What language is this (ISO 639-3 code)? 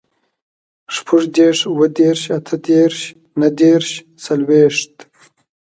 pus